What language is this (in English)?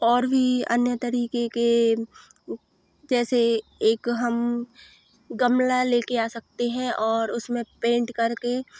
Hindi